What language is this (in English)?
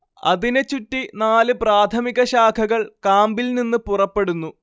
Malayalam